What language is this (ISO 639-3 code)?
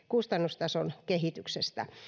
fin